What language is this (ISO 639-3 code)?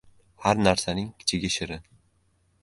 uzb